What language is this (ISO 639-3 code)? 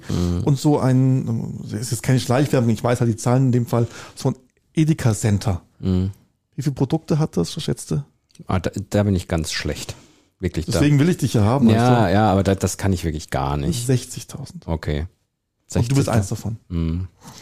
deu